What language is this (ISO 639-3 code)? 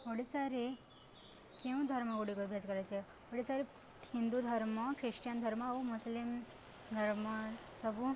ori